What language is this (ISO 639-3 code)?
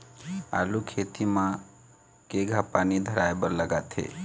hne